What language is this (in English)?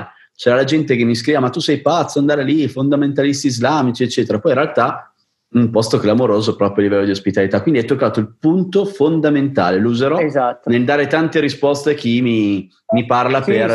Italian